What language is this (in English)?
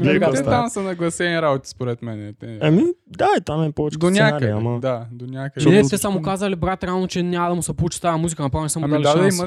Bulgarian